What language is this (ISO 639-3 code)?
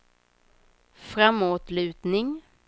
swe